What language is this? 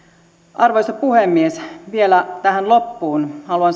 Finnish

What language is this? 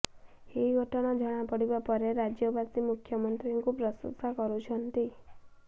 Odia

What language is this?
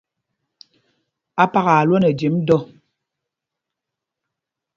Mpumpong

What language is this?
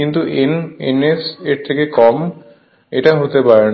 Bangla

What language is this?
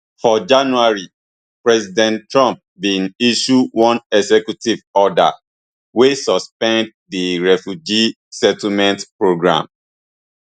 Nigerian Pidgin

